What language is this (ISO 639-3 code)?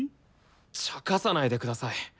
jpn